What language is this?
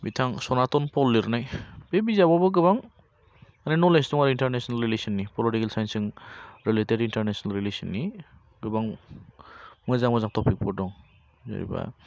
Bodo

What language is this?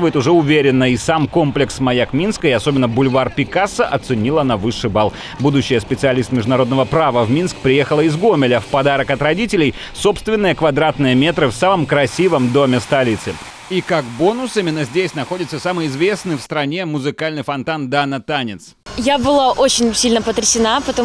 Russian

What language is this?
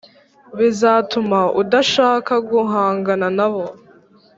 Kinyarwanda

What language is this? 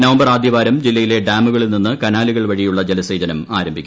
Malayalam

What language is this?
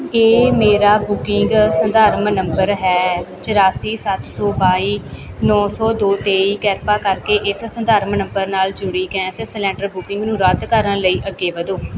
Punjabi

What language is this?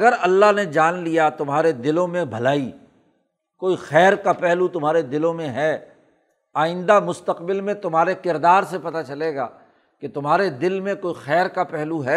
Urdu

